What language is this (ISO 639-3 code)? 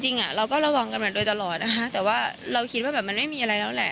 tha